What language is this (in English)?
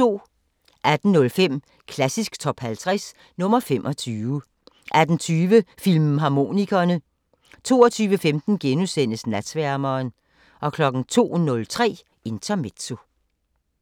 Danish